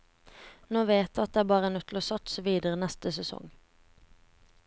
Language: Norwegian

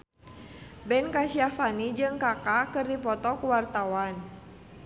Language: Sundanese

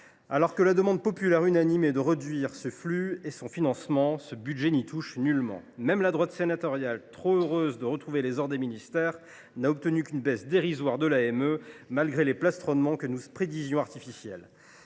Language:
French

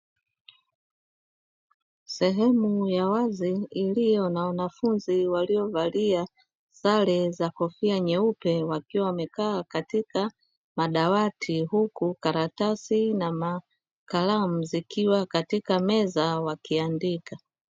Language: Swahili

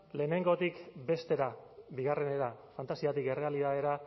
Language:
Basque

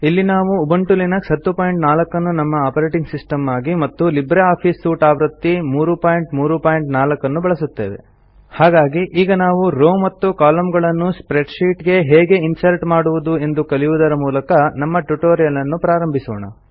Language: Kannada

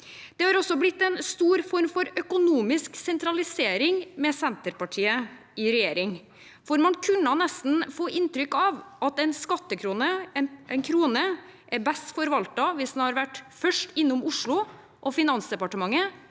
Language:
Norwegian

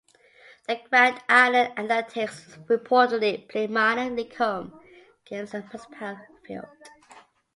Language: English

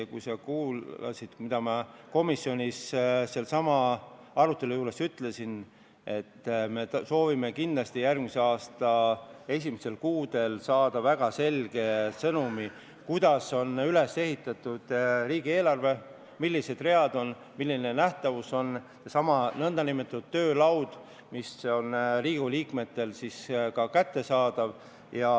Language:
Estonian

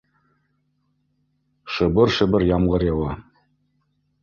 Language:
Bashkir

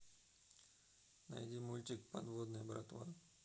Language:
Russian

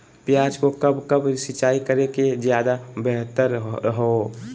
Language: Magahi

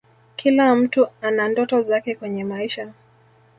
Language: Swahili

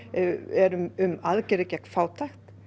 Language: Icelandic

